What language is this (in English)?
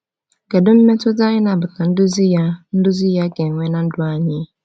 Igbo